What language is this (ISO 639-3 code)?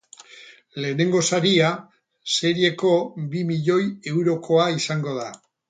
eus